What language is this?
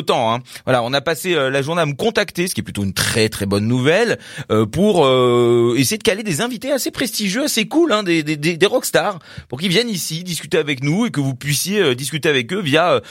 French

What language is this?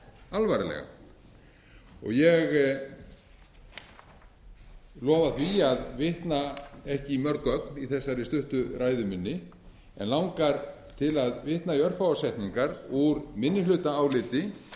Icelandic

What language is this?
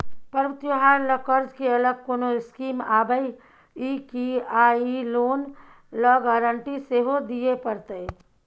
Maithili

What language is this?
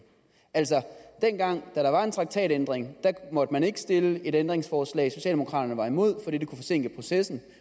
Danish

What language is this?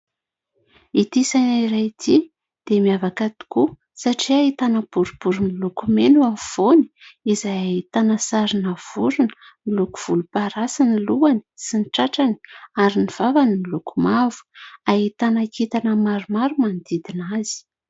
Malagasy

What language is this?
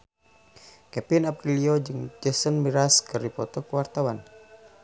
Sundanese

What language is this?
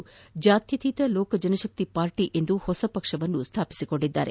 Kannada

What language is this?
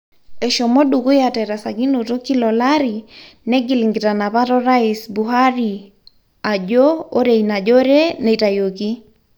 Masai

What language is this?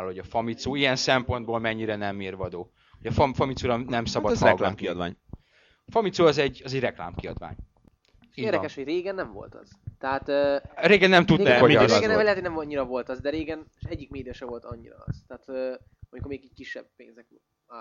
Hungarian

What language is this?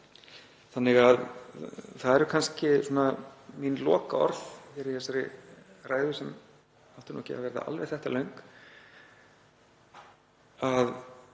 Icelandic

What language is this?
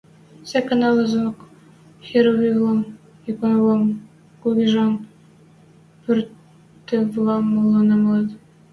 Western Mari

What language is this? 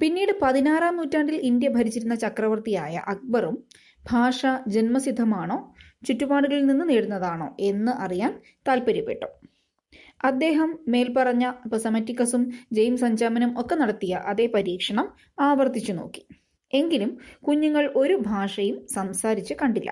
Malayalam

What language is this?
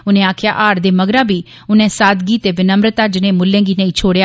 Dogri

